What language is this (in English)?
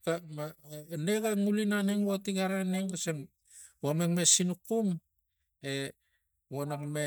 Tigak